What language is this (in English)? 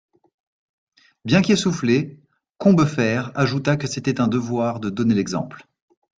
French